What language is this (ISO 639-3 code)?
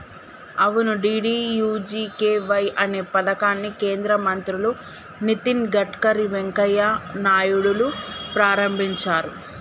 tel